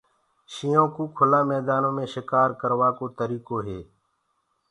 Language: Gurgula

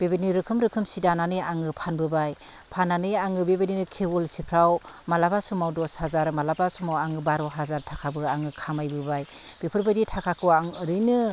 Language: Bodo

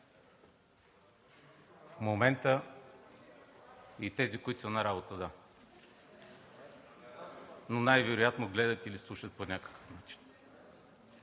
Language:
Bulgarian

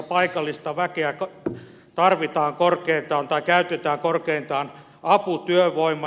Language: Finnish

